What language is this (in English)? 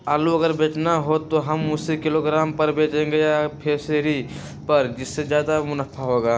Magahi